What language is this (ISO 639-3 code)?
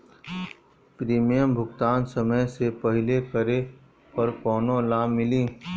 bho